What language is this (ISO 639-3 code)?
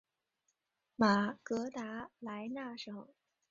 zho